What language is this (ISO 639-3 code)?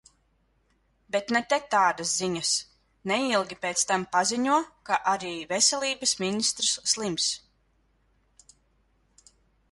lav